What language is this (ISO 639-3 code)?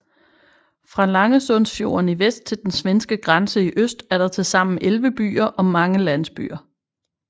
dan